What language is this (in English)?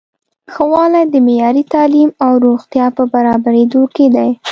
Pashto